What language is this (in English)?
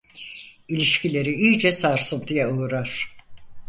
Turkish